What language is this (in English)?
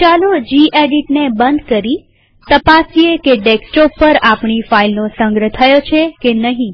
Gujarati